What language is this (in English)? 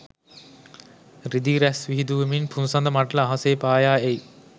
Sinhala